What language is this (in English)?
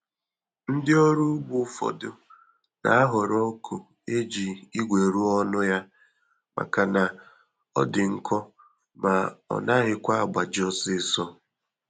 Igbo